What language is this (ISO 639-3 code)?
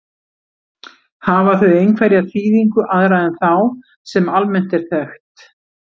isl